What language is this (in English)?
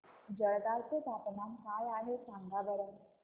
Marathi